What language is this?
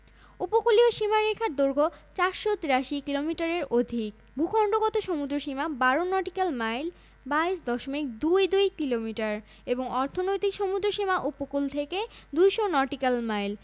Bangla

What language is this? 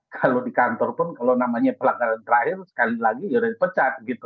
Indonesian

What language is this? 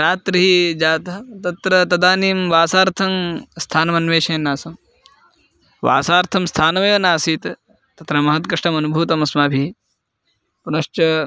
Sanskrit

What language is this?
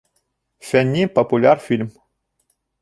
Bashkir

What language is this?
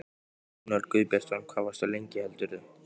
Icelandic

